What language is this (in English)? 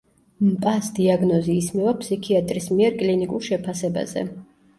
Georgian